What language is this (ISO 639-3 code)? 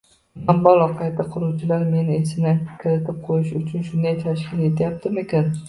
uzb